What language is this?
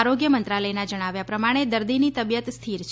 Gujarati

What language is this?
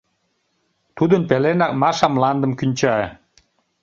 Mari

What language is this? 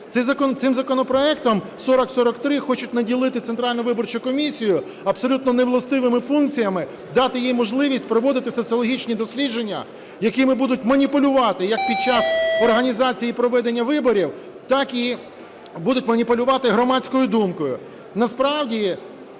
Ukrainian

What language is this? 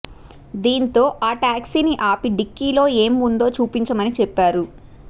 Telugu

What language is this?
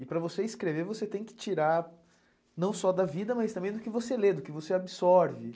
Portuguese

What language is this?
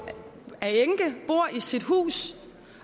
Danish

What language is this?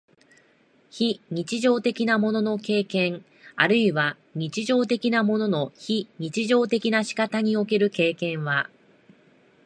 Japanese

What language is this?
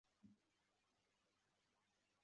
Kinyarwanda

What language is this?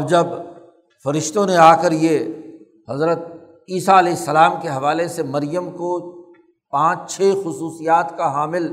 Urdu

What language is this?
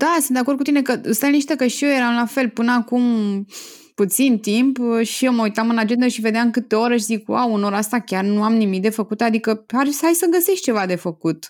Romanian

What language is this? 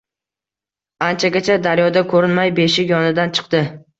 Uzbek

